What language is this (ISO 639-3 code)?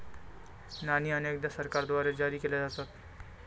mar